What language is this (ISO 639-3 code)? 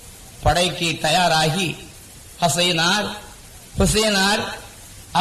tam